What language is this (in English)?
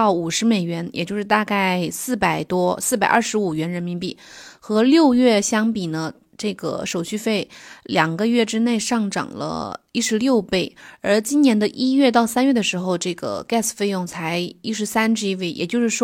Chinese